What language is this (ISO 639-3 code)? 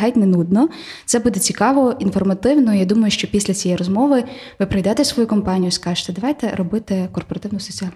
ukr